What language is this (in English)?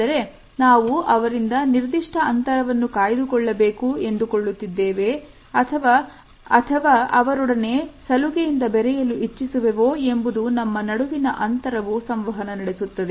Kannada